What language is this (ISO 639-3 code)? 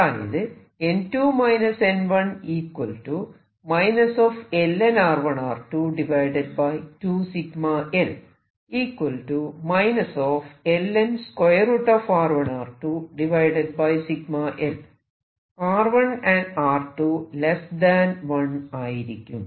mal